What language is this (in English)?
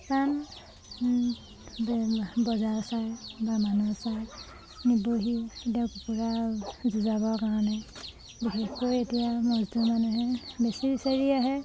Assamese